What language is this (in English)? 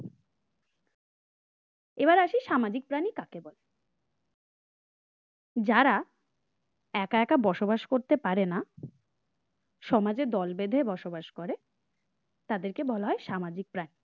Bangla